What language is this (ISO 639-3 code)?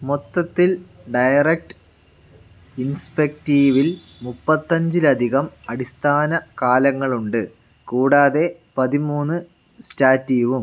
mal